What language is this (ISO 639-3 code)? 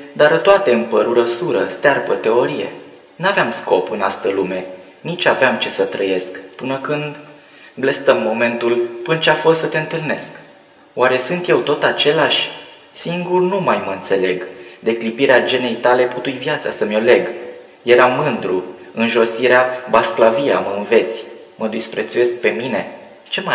ron